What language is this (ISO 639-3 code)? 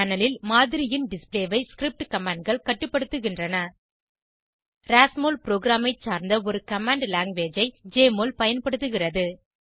tam